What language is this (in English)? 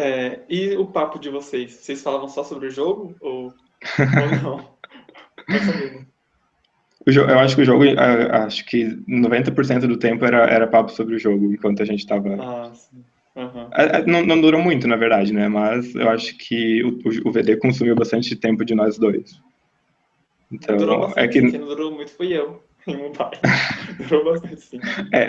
Portuguese